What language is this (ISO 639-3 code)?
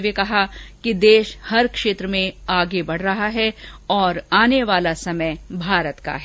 hin